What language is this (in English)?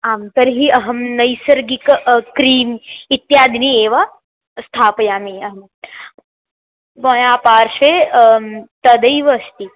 Sanskrit